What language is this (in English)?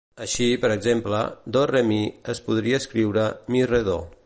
Catalan